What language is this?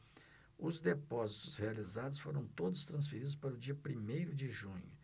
Portuguese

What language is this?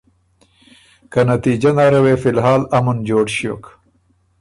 Ormuri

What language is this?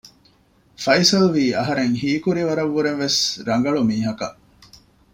Divehi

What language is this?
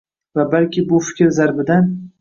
Uzbek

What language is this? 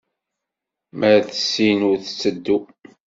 Kabyle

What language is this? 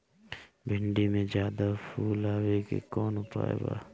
Bhojpuri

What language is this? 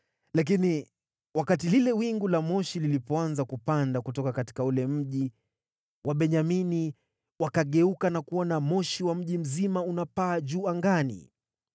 Swahili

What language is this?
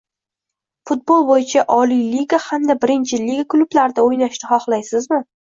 Uzbek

